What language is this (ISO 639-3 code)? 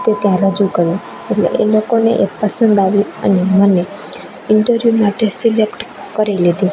guj